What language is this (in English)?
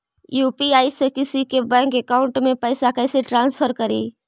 Magahi